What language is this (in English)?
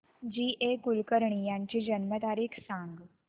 Marathi